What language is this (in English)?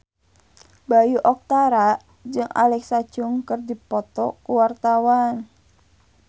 Sundanese